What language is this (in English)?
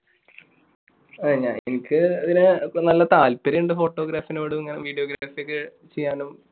Malayalam